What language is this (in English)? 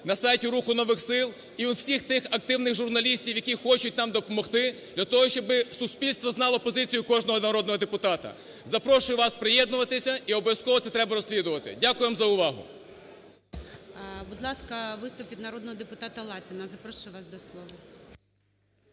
Ukrainian